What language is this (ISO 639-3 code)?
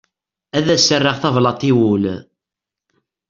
kab